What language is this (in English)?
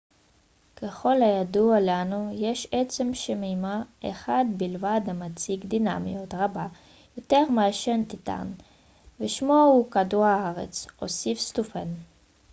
Hebrew